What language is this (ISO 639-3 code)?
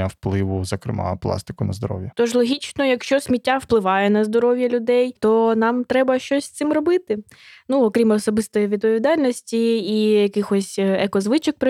ukr